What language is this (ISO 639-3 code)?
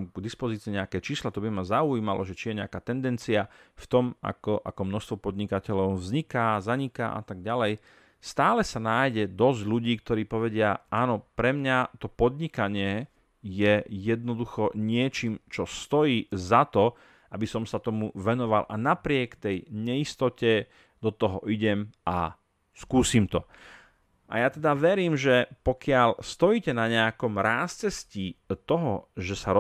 slk